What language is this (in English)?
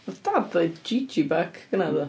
Welsh